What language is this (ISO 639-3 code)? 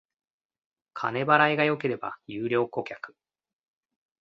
jpn